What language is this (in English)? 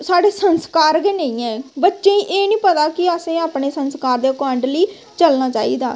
Dogri